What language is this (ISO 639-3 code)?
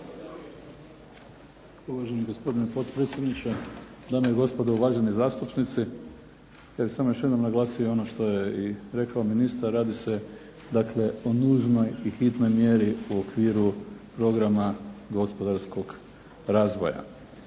hrv